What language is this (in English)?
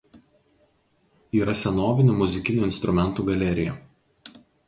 Lithuanian